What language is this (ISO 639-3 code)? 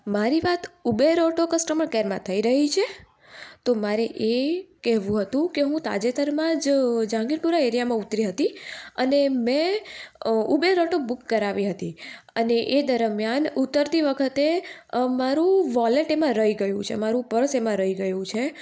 guj